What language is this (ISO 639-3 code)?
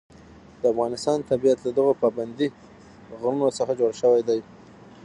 pus